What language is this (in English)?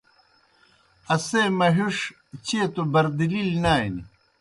Kohistani Shina